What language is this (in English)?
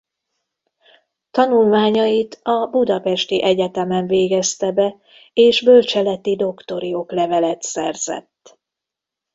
Hungarian